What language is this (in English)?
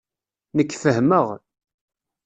Kabyle